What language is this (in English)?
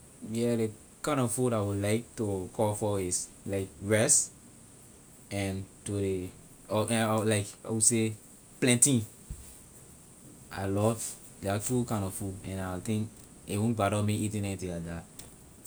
Liberian English